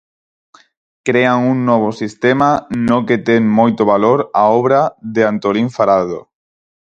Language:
Galician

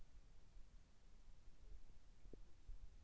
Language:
Russian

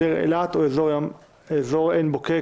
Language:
Hebrew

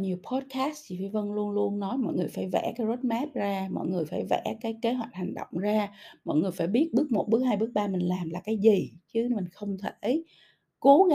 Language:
Vietnamese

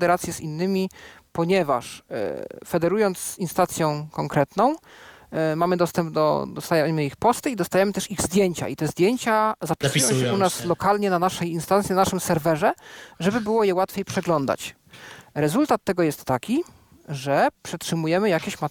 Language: Polish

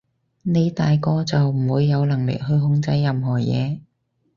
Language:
Cantonese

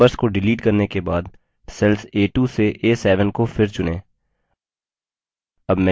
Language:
Hindi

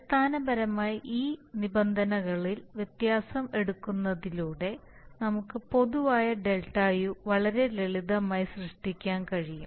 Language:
Malayalam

